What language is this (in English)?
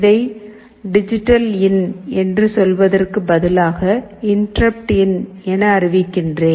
Tamil